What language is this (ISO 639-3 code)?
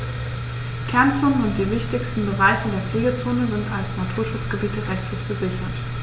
deu